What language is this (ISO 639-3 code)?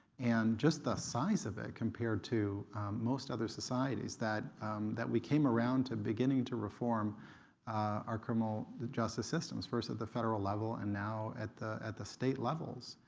eng